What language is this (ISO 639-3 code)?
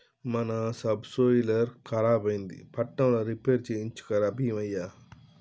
tel